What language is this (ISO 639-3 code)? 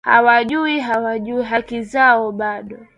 swa